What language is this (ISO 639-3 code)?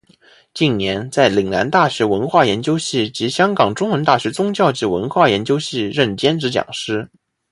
zho